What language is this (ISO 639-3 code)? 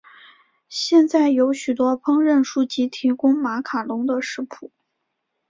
zho